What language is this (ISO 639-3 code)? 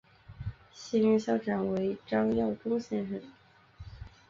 zho